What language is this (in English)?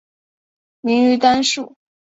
Chinese